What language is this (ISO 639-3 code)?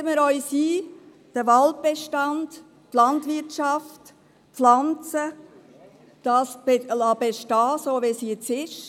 gsw